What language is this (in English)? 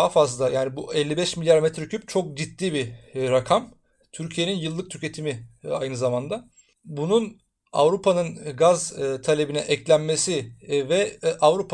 Turkish